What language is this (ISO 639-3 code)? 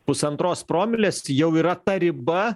lit